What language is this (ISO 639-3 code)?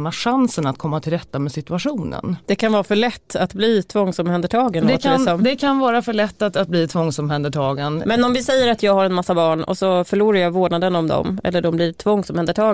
swe